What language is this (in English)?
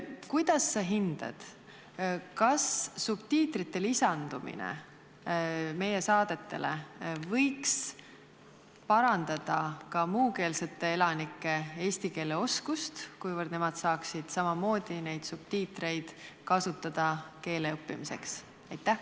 Estonian